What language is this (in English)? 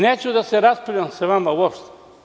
Serbian